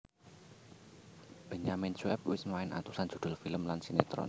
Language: Javanese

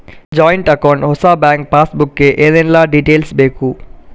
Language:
Kannada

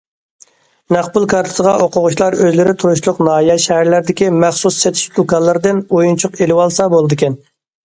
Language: Uyghur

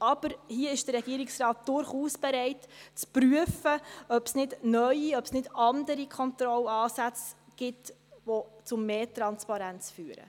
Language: Swiss German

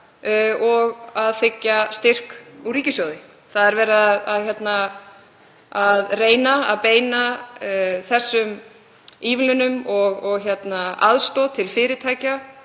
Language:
Icelandic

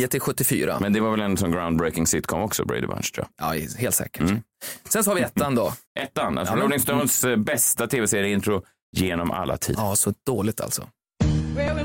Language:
Swedish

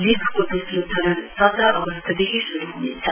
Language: Nepali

